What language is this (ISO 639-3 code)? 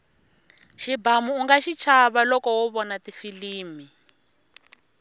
tso